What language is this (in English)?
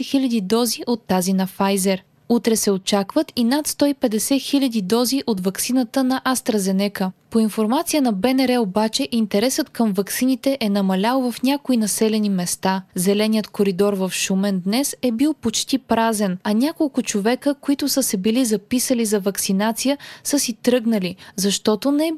Bulgarian